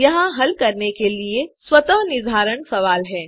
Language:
Hindi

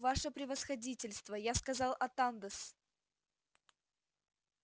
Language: Russian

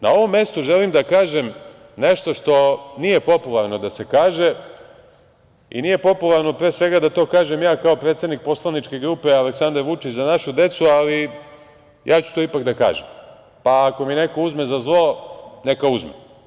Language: Serbian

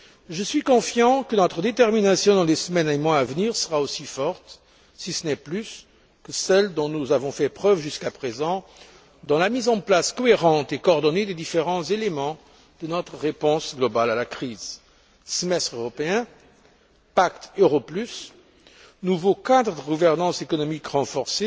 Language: French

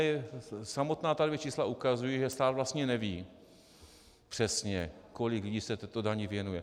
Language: Czech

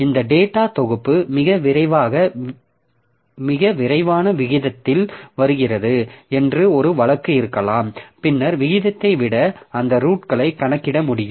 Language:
Tamil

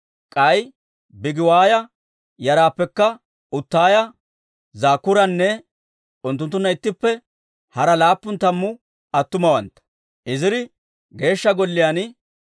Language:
Dawro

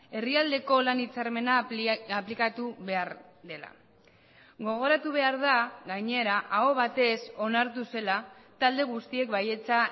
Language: Basque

